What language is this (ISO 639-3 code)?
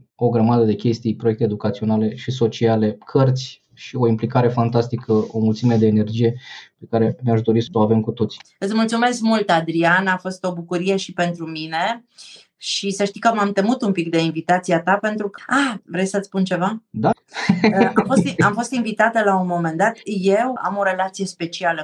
ron